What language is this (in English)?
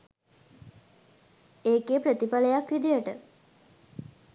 Sinhala